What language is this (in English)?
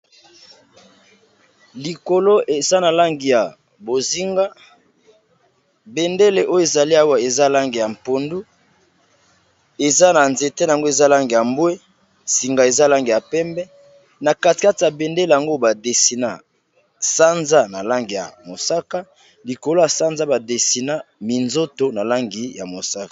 Lingala